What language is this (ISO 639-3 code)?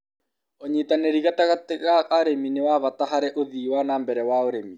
kik